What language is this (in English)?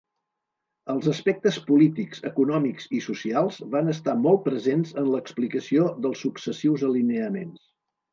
Catalan